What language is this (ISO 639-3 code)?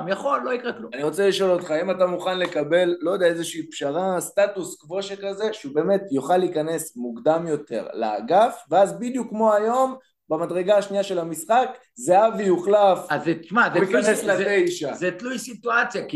heb